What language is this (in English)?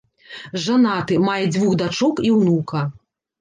Belarusian